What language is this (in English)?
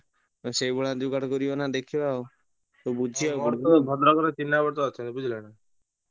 Odia